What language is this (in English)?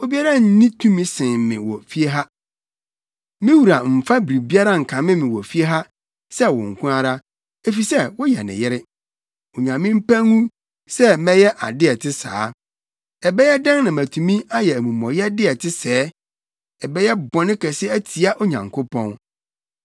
Akan